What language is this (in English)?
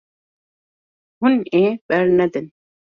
Kurdish